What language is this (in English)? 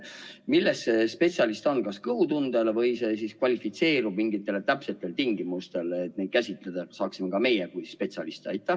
Estonian